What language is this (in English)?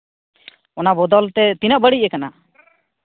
Santali